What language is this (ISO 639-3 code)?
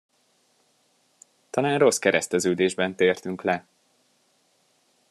hun